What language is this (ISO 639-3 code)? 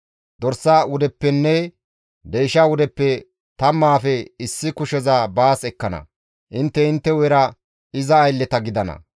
gmv